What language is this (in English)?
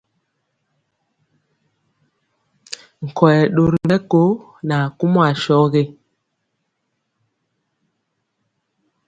Mpiemo